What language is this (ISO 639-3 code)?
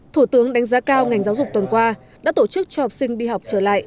vie